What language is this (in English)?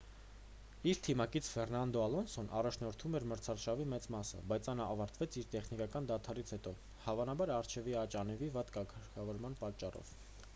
Armenian